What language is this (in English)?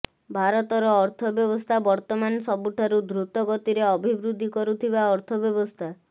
Odia